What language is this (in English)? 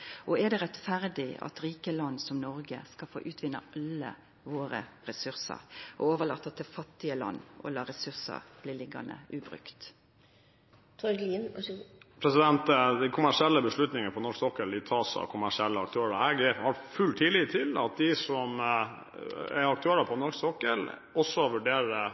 Norwegian